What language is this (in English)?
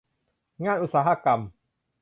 Thai